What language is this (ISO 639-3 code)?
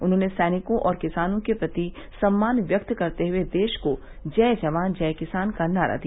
hin